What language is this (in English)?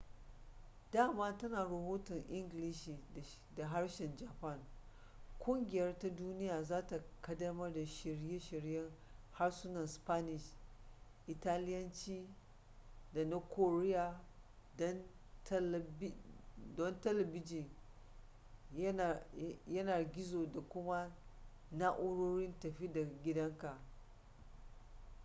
Hausa